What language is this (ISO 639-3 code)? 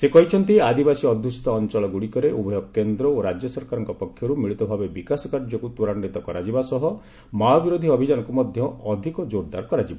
ori